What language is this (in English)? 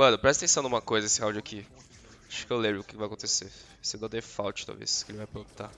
Portuguese